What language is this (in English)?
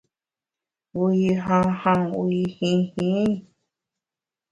Bamun